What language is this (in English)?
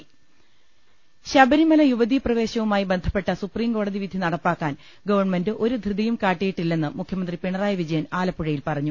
Malayalam